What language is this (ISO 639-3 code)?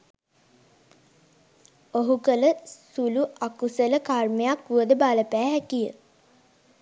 sin